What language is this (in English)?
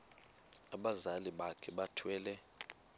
Xhosa